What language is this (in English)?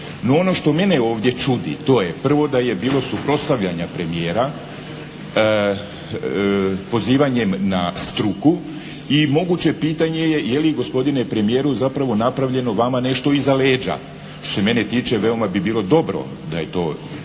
Croatian